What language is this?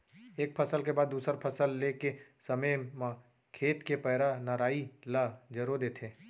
Chhattisgarhi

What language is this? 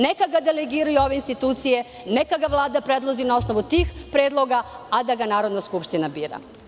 Serbian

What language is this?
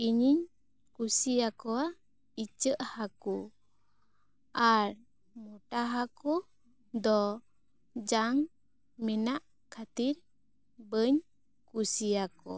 Santali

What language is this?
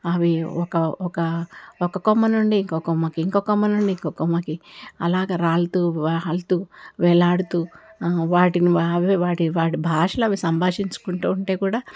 Telugu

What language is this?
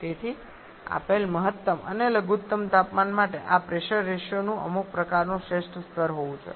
Gujarati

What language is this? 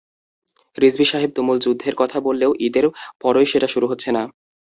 Bangla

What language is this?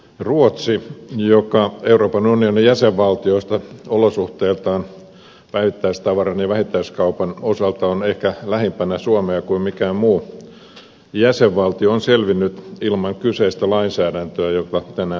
Finnish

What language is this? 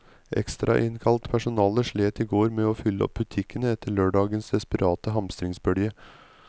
Norwegian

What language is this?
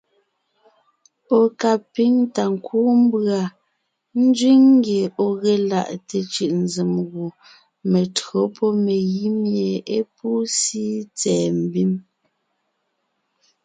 Ngiemboon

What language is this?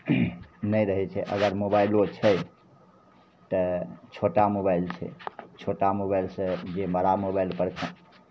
Maithili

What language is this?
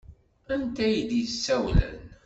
Kabyle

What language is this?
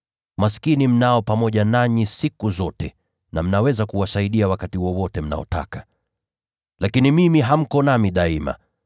Swahili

